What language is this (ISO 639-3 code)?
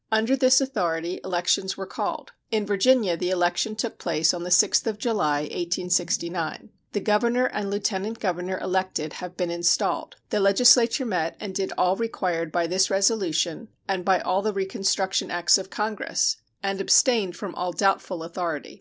eng